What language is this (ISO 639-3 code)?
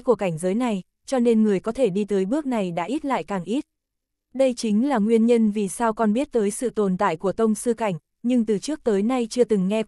vie